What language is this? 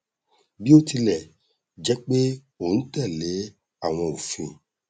Yoruba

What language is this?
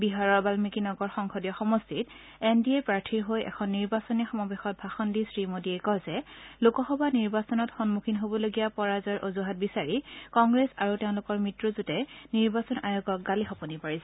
Assamese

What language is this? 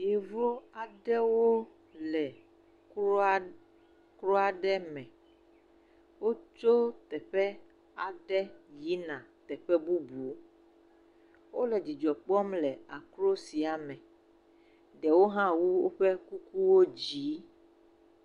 Ewe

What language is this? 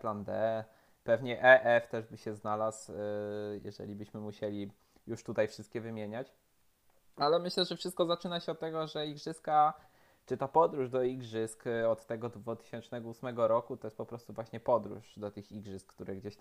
Polish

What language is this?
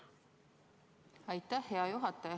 Estonian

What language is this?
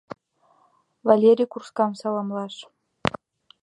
Mari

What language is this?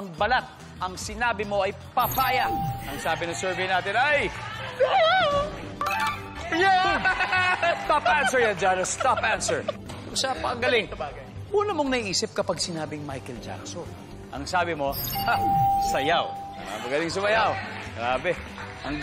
Filipino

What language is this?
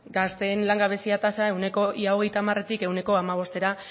Basque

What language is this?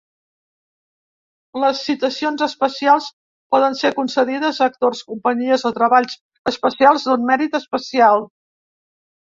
Catalan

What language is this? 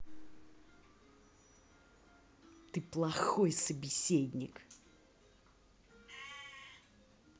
Russian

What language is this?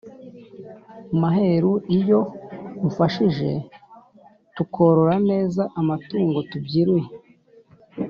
Kinyarwanda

